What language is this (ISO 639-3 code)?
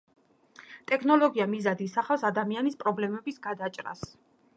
kat